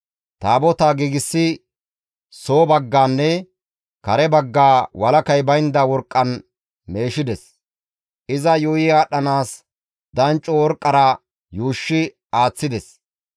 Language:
Gamo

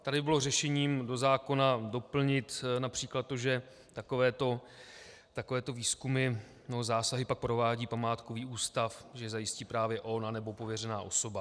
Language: Czech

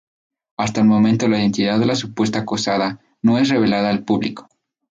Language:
Spanish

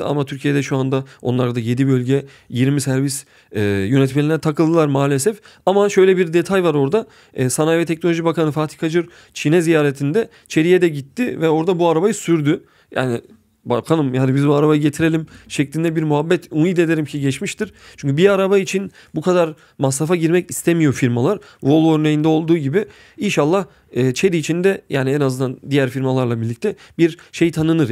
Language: Turkish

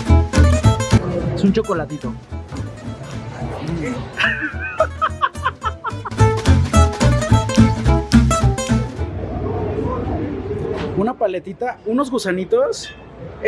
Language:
Spanish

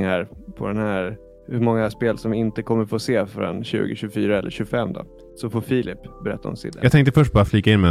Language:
Swedish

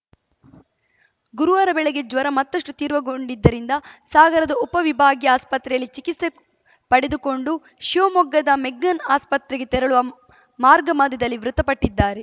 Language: Kannada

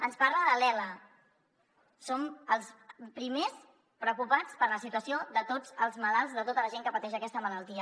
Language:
Catalan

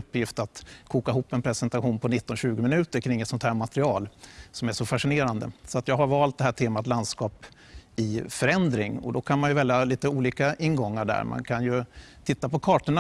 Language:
Swedish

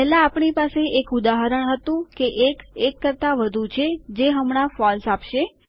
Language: Gujarati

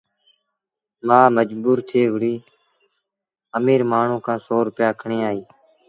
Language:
Sindhi Bhil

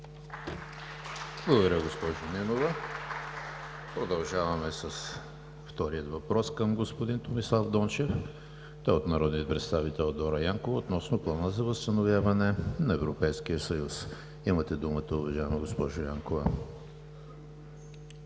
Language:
Bulgarian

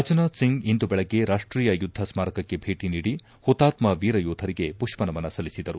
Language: Kannada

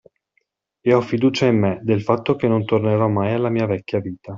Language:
Italian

